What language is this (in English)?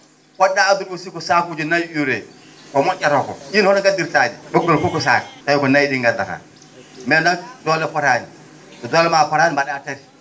Fula